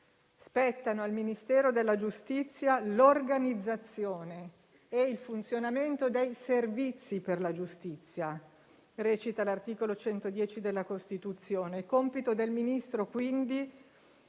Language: Italian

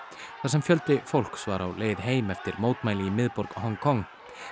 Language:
Icelandic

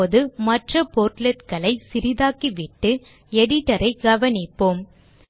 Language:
Tamil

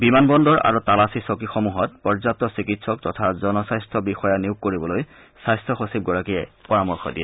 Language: Assamese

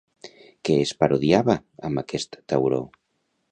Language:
Catalan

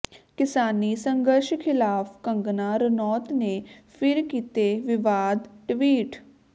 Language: Punjabi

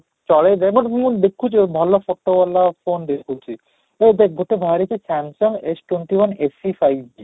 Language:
Odia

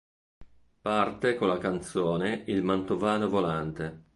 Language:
Italian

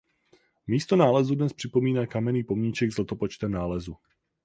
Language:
Czech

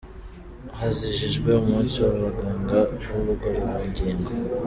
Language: Kinyarwanda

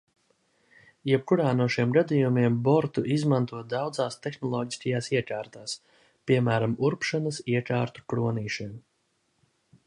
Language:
Latvian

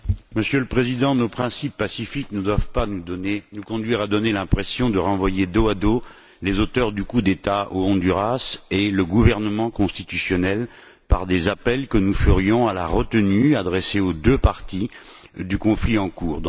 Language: French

